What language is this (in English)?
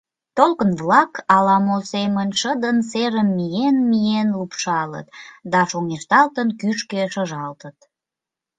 Mari